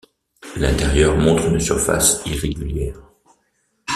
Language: French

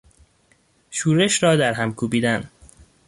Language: Persian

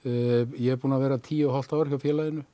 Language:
Icelandic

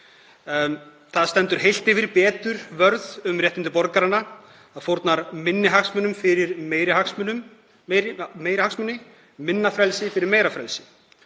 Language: Icelandic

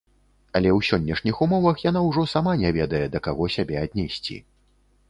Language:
Belarusian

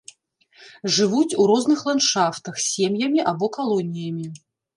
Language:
Belarusian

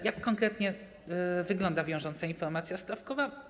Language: Polish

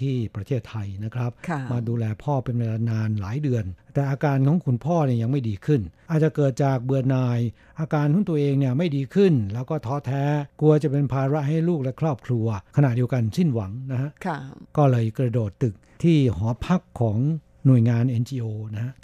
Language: Thai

